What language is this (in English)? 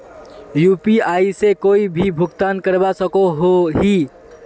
Magahi